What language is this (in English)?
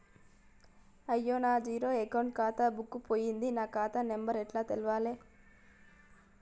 Telugu